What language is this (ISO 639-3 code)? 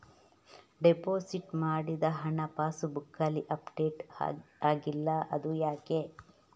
kan